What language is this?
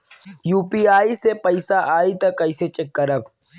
Bhojpuri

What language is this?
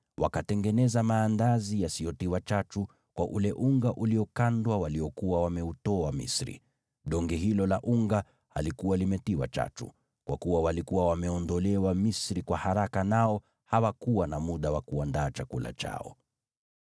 Swahili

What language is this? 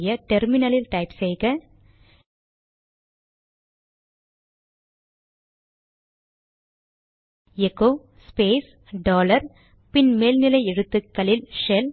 Tamil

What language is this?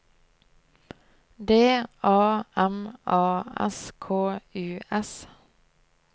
Norwegian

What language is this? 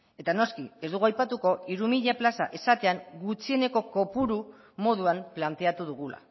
Basque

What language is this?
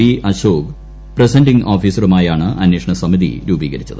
Malayalam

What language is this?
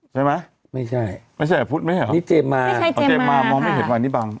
Thai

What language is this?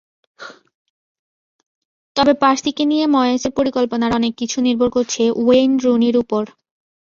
Bangla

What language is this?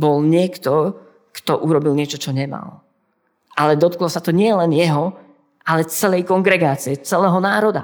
Slovak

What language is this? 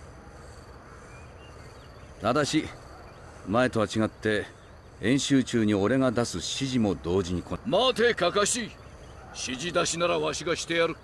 Japanese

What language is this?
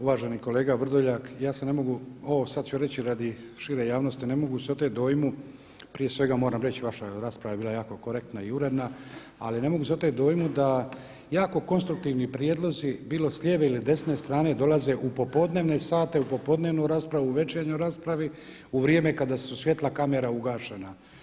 Croatian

